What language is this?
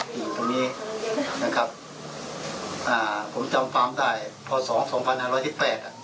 Thai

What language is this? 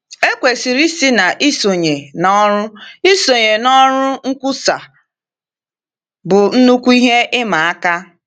Igbo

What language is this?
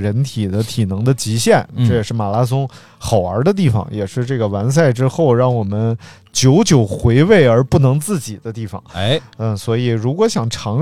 Chinese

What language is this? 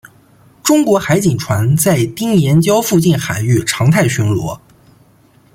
Chinese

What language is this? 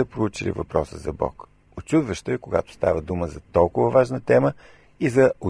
Bulgarian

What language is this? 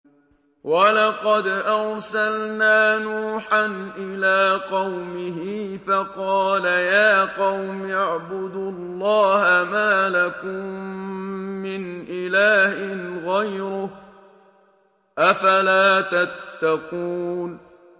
Arabic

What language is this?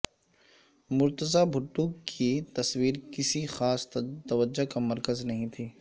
Urdu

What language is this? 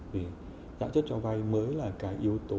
Vietnamese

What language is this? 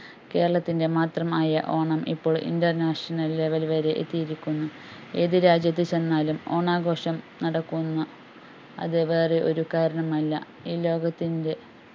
Malayalam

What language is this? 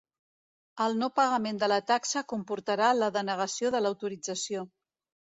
Catalan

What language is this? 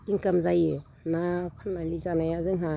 Bodo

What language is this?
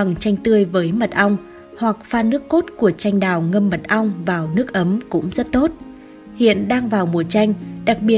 Vietnamese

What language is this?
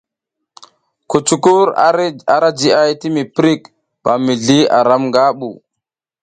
South Giziga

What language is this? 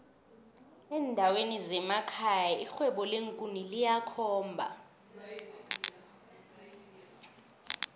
South Ndebele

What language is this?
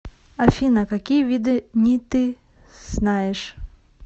Russian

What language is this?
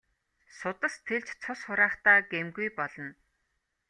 Mongolian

